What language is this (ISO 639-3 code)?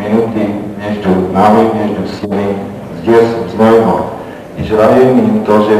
ces